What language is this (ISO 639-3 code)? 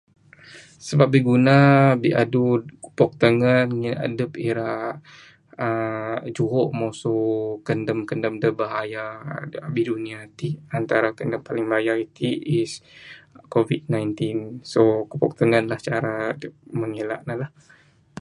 sdo